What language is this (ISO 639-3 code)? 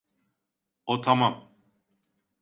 tur